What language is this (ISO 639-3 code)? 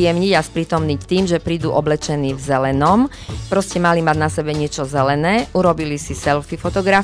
slk